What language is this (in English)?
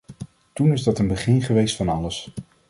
Dutch